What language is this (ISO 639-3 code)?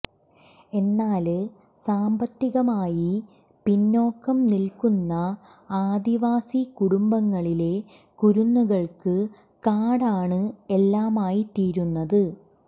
mal